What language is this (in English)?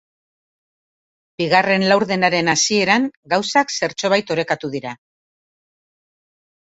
Basque